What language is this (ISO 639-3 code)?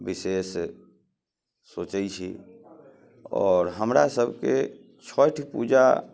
mai